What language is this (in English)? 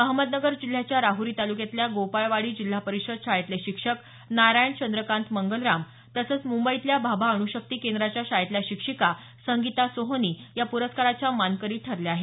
Marathi